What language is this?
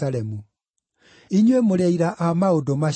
Kikuyu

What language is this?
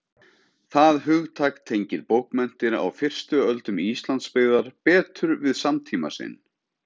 Icelandic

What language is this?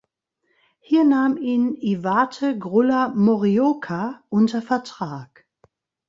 German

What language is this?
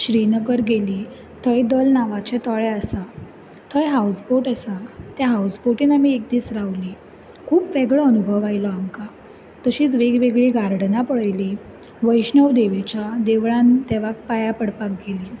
Konkani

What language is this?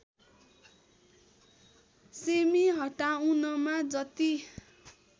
Nepali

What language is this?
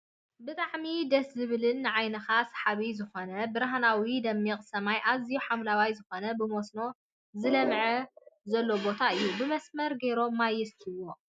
Tigrinya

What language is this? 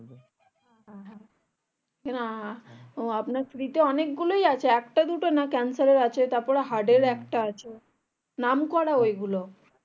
Bangla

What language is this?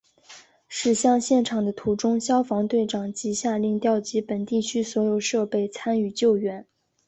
Chinese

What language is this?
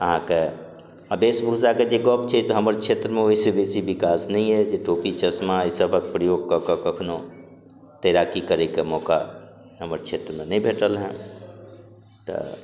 Maithili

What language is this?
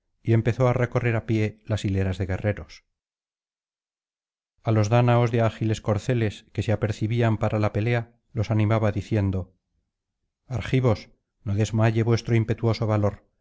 Spanish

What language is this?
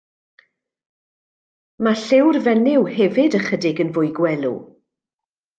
Welsh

